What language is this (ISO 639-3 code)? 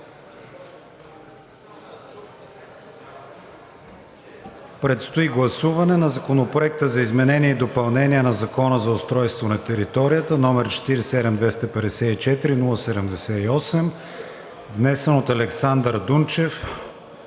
bul